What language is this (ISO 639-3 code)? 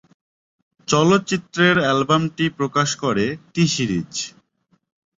ben